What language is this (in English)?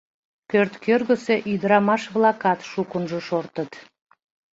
Mari